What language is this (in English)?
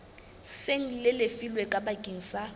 Southern Sotho